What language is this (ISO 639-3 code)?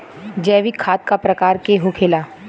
bho